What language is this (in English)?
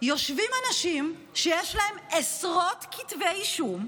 Hebrew